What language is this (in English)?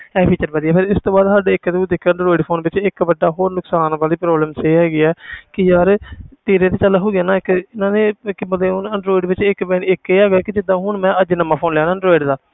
Punjabi